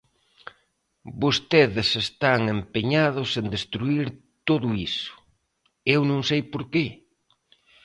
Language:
Galician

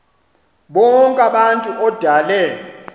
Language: Xhosa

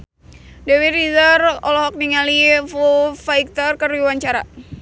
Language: Sundanese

